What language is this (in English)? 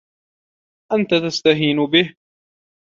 Arabic